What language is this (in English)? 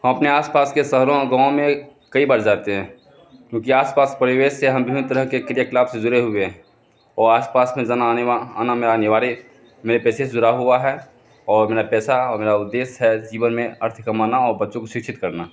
Hindi